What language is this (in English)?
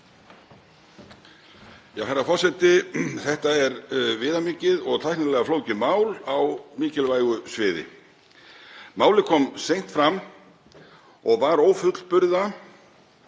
Icelandic